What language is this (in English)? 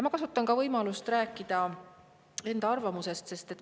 Estonian